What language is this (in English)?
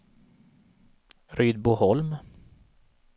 Swedish